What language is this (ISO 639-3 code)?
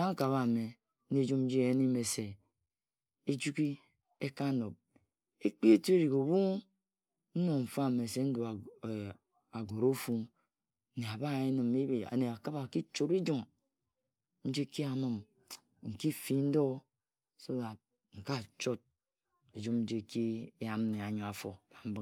etu